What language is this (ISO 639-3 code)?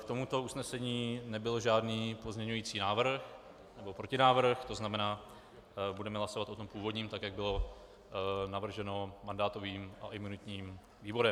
ces